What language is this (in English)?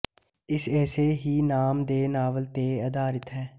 Punjabi